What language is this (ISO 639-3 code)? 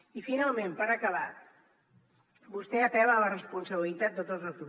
cat